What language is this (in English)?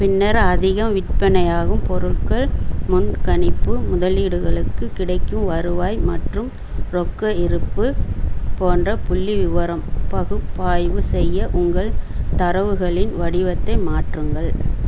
Tamil